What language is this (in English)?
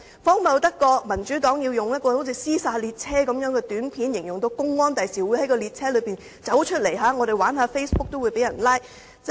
Cantonese